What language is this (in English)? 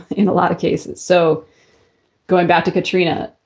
English